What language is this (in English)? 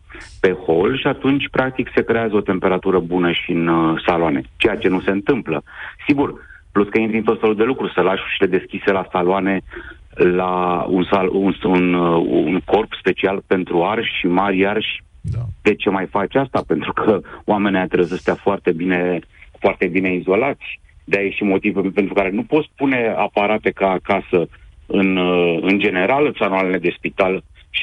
Romanian